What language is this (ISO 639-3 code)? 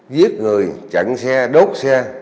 vie